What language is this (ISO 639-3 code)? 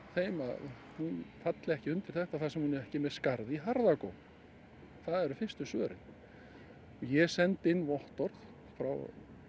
isl